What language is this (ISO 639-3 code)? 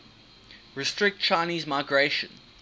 eng